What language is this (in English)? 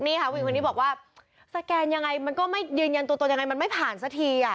Thai